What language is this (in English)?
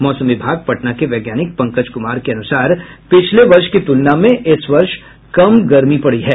Hindi